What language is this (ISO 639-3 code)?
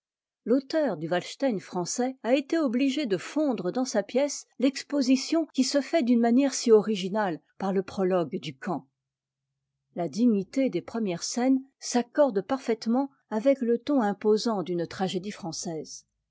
fra